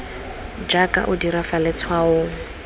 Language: Tswana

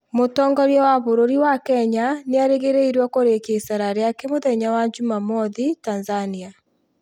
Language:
Kikuyu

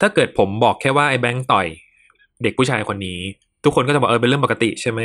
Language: Thai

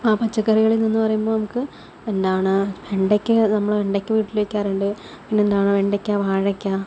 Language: Malayalam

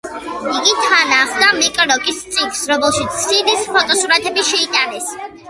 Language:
Georgian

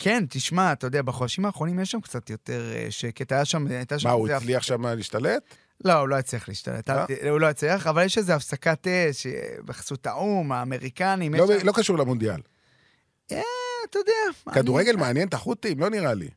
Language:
Hebrew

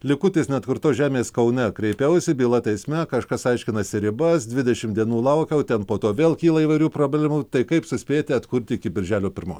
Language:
Lithuanian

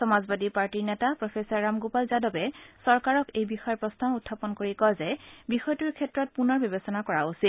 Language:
Assamese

